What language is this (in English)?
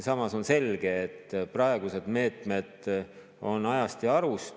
Estonian